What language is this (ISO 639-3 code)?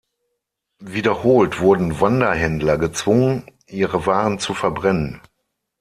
deu